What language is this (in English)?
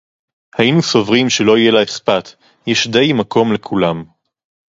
Hebrew